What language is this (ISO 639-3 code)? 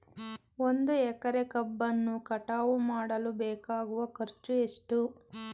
kan